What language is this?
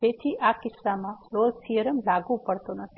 Gujarati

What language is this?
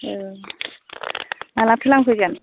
Bodo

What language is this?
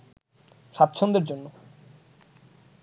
Bangla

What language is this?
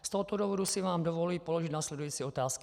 Czech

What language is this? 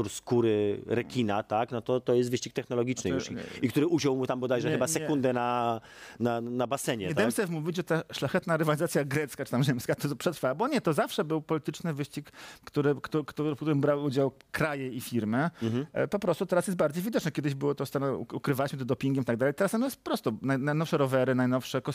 Polish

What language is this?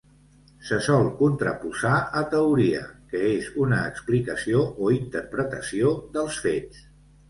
Catalan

